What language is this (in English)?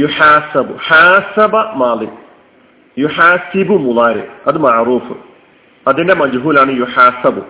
Malayalam